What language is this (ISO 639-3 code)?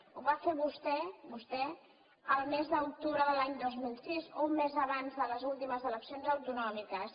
cat